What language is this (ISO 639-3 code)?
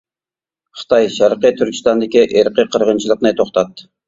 uig